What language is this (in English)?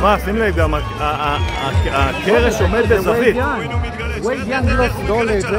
Hebrew